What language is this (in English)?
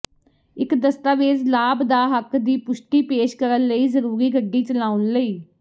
Punjabi